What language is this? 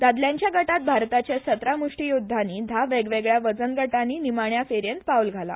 Konkani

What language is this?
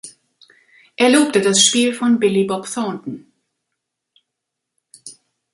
German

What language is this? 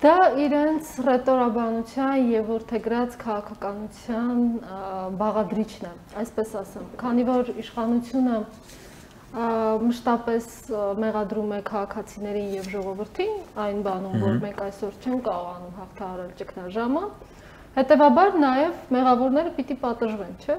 Russian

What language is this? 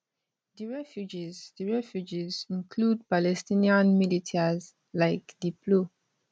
Nigerian Pidgin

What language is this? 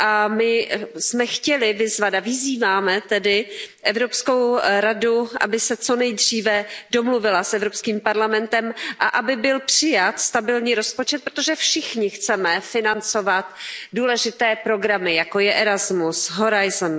Czech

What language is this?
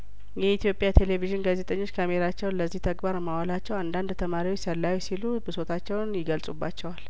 Amharic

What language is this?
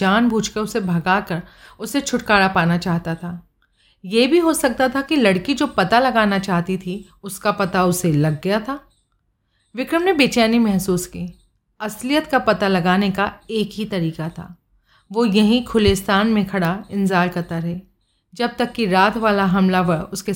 Hindi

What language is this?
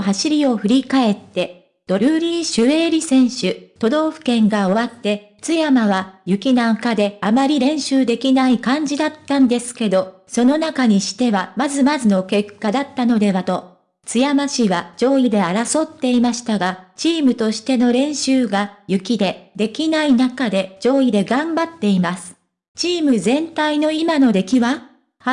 Japanese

